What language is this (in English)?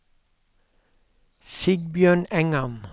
Norwegian